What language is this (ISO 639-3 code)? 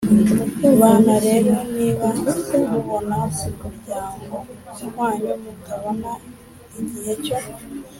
kin